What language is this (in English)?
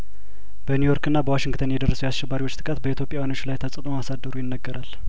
Amharic